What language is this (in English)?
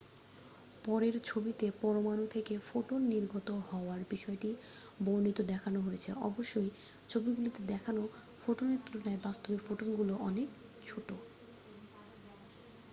Bangla